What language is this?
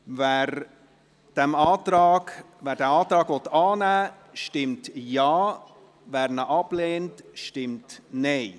Swiss German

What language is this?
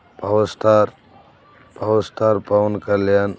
Telugu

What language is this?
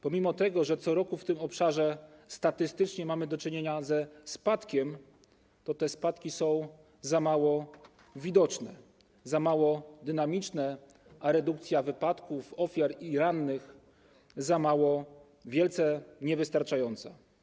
Polish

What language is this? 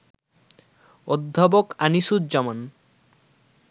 Bangla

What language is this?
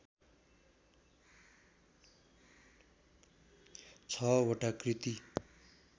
Nepali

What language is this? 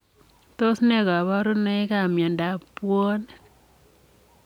Kalenjin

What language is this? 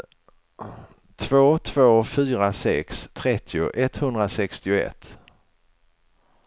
Swedish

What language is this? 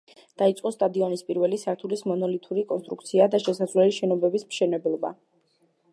Georgian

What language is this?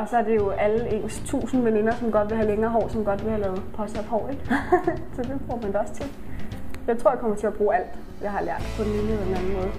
Danish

